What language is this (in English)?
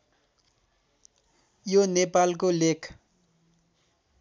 Nepali